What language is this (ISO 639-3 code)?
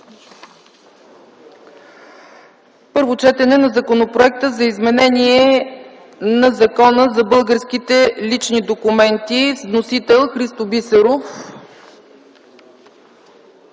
bul